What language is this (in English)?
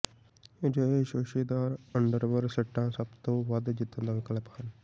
Punjabi